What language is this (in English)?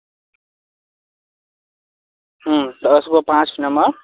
Maithili